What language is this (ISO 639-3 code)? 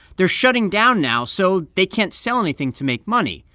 eng